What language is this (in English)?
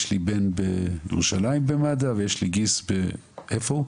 Hebrew